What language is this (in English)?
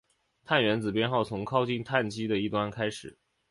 Chinese